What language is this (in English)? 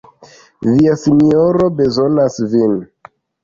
Esperanto